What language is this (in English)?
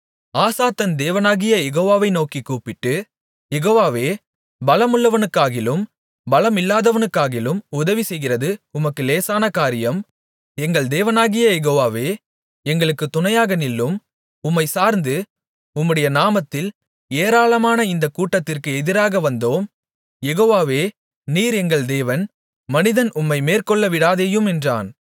Tamil